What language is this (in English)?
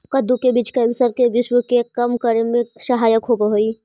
Magahi